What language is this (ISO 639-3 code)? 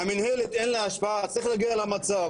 heb